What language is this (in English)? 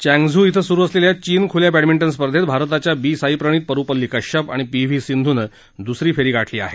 Marathi